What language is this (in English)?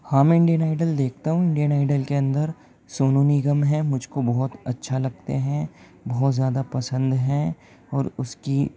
Urdu